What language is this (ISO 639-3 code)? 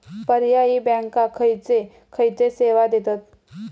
mar